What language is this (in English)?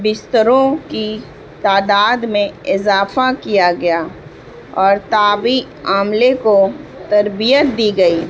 Urdu